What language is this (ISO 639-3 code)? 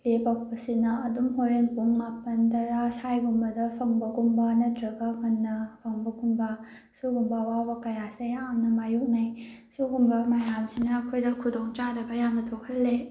mni